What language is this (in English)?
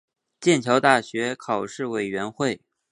Chinese